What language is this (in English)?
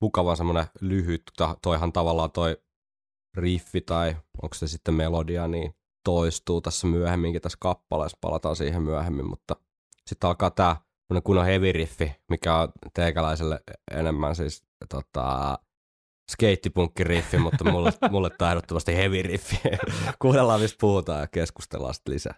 Finnish